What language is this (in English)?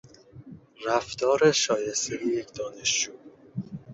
Persian